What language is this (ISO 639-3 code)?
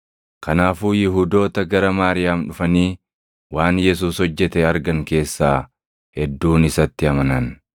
orm